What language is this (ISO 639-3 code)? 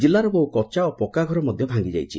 ori